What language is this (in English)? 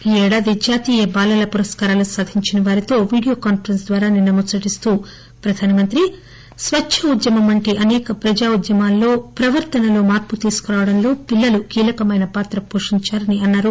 Telugu